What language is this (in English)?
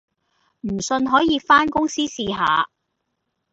Cantonese